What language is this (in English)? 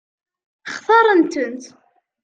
Kabyle